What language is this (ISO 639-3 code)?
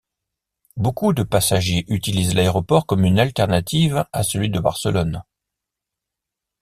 fra